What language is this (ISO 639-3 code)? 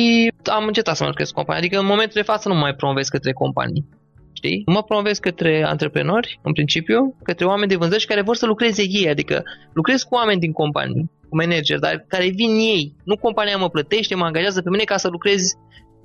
ron